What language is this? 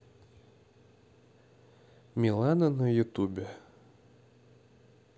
Russian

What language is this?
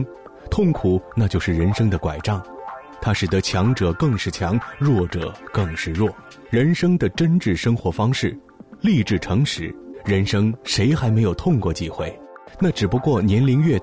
Chinese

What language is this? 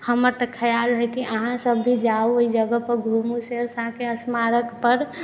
Maithili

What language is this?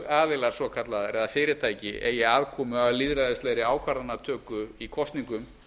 Icelandic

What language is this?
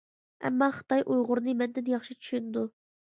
Uyghur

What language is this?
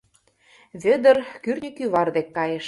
Mari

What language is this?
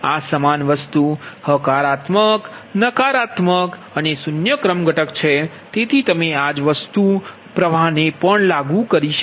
Gujarati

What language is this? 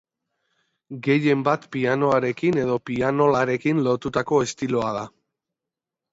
Basque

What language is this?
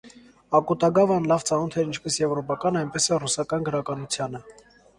Armenian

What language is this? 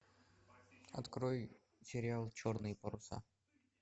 Russian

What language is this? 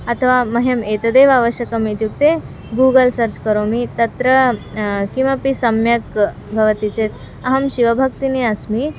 Sanskrit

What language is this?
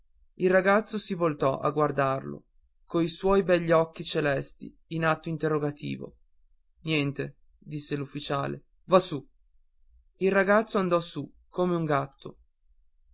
Italian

